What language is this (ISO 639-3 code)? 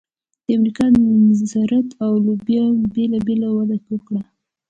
pus